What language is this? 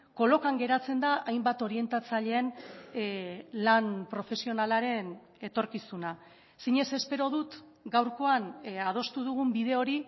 Basque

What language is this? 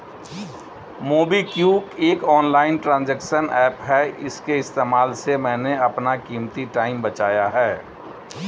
Hindi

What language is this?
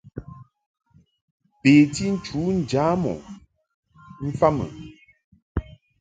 Mungaka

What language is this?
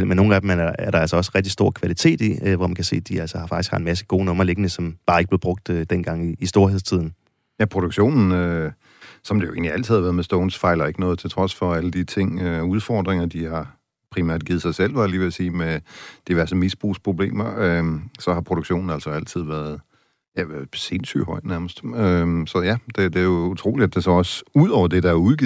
Danish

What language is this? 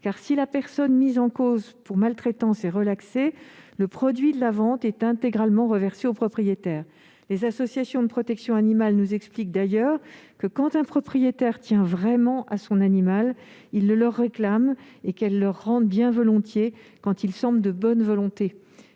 French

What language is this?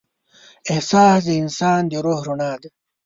Pashto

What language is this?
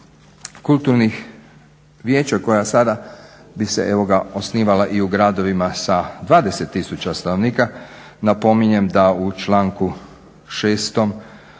Croatian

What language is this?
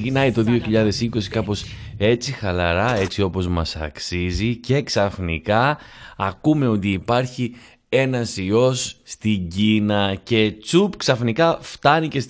Greek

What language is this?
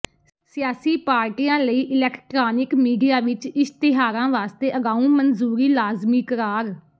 Punjabi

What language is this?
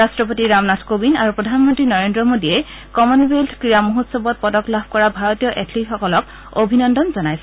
Assamese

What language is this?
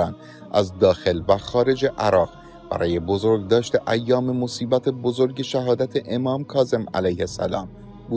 Persian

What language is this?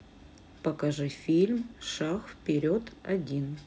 Russian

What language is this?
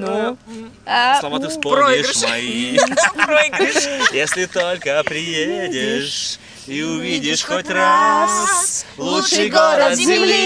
Russian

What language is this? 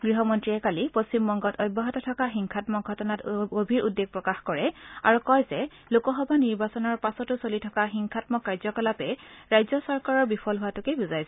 Assamese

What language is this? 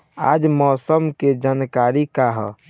Bhojpuri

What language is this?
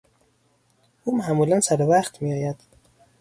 Persian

